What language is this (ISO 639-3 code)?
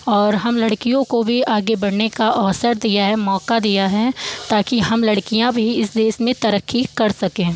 hin